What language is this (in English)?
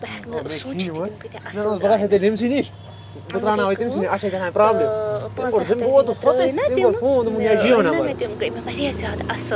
Kashmiri